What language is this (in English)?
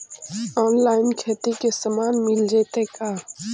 Magahi